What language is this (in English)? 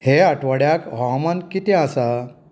Konkani